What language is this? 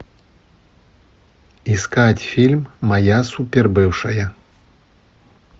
Russian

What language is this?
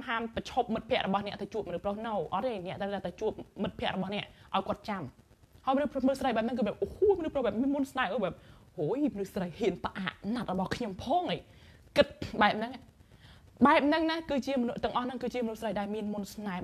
Thai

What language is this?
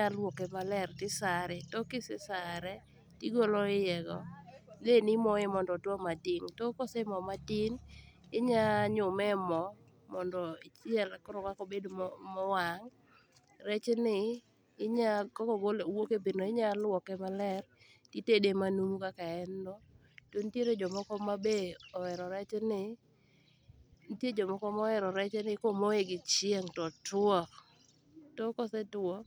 Luo (Kenya and Tanzania)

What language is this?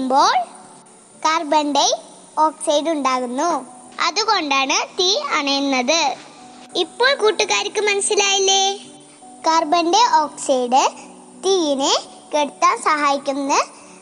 Malayalam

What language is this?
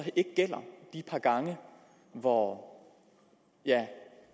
Danish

